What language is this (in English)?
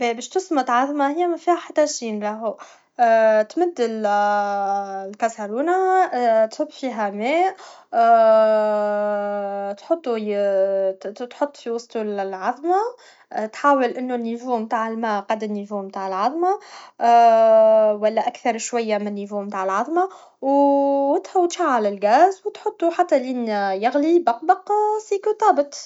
Tunisian Arabic